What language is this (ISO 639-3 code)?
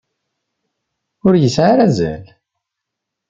kab